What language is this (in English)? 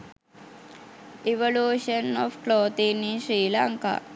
Sinhala